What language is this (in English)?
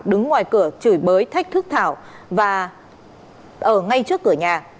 Vietnamese